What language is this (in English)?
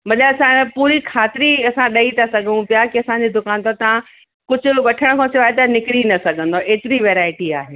Sindhi